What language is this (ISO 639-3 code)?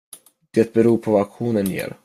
swe